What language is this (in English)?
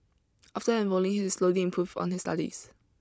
English